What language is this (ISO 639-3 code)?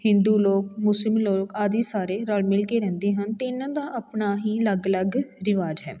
pan